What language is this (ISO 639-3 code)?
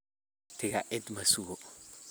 som